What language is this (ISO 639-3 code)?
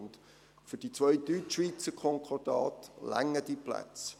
gsw